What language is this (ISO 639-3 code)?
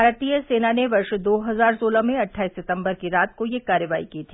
hin